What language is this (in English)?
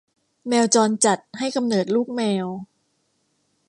Thai